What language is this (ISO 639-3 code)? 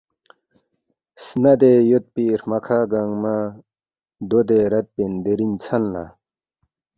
bft